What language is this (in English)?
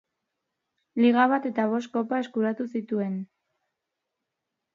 Basque